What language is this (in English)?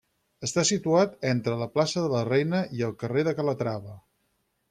Catalan